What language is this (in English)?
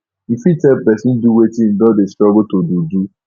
Nigerian Pidgin